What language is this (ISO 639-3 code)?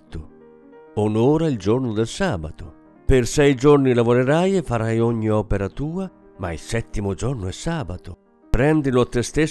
ita